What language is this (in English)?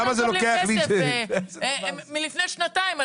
Hebrew